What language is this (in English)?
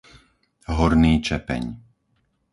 Slovak